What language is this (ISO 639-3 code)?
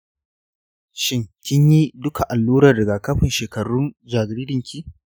hau